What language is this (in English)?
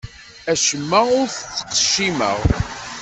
Kabyle